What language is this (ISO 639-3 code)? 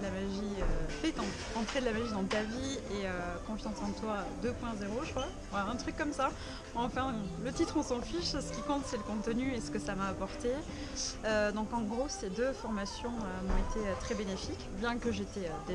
fra